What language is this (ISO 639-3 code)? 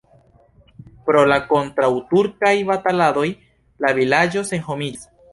epo